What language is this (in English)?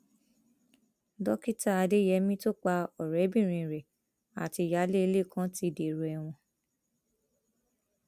Yoruba